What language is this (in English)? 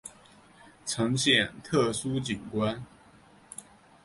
Chinese